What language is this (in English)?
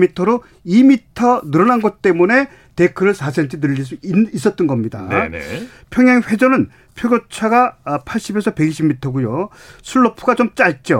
Korean